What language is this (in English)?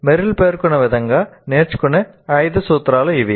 Telugu